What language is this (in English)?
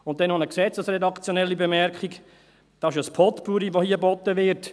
Swiss German